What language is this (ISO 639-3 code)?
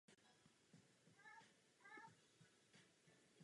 ces